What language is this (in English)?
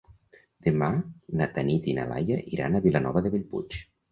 Catalan